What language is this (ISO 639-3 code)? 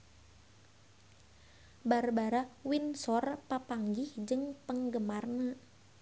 sun